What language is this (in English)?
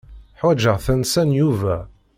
Kabyle